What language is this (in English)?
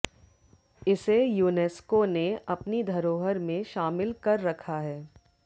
Hindi